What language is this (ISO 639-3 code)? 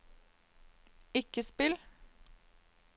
nor